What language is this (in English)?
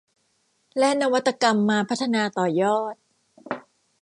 Thai